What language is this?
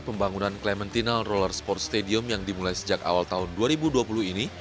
Indonesian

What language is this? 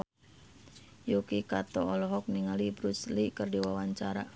Sundanese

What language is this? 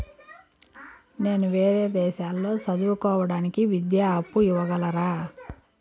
Telugu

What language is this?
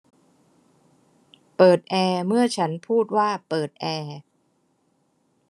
Thai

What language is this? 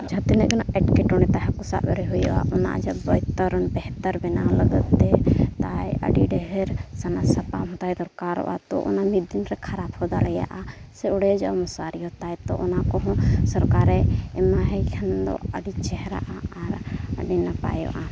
Santali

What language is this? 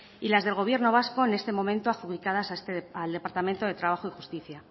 Spanish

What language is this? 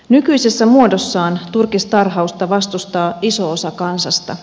Finnish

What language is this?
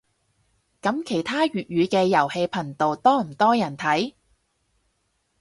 Cantonese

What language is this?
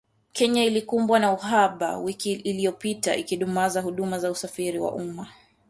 Swahili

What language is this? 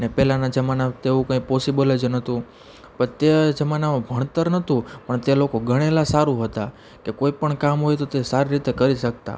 Gujarati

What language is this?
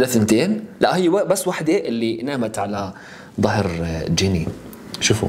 Arabic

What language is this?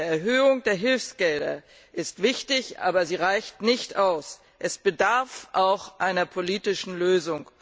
German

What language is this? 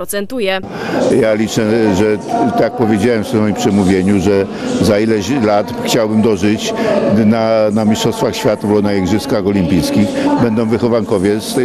Polish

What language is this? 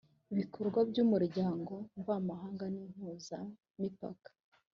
Kinyarwanda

